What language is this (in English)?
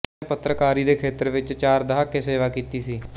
Punjabi